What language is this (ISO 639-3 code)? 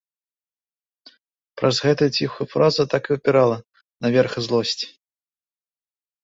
bel